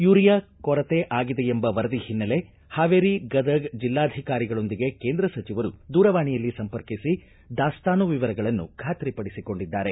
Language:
Kannada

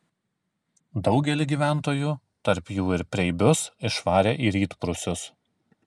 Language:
Lithuanian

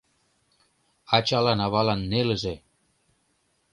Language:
Mari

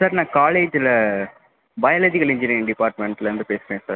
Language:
Tamil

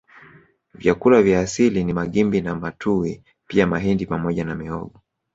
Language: Swahili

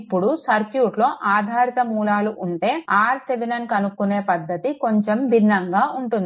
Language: Telugu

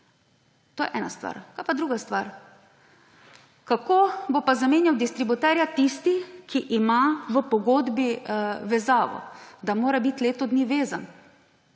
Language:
Slovenian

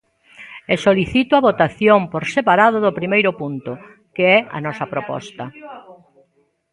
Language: Galician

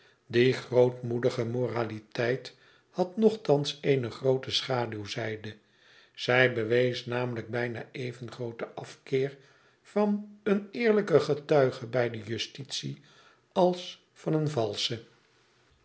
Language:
Dutch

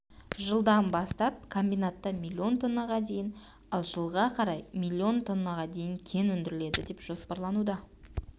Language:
Kazakh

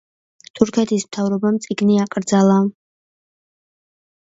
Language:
Georgian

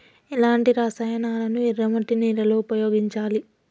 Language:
Telugu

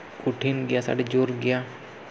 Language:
Santali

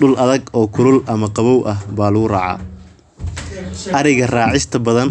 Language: Somali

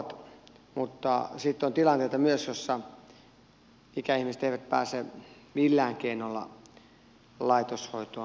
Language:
Finnish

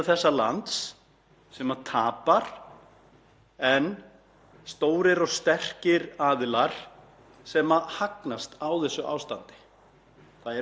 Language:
Icelandic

